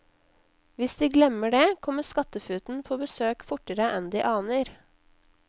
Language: Norwegian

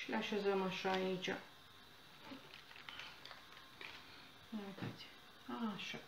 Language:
Romanian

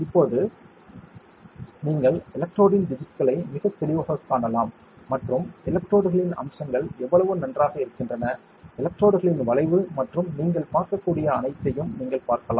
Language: Tamil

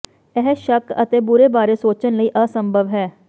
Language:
Punjabi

